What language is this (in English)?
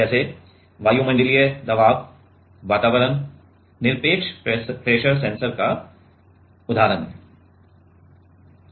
Hindi